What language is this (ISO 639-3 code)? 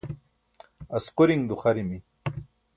bsk